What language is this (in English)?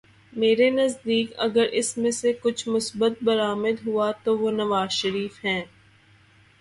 Urdu